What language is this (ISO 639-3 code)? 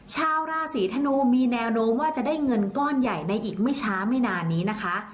tha